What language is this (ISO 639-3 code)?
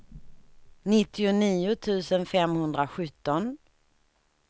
swe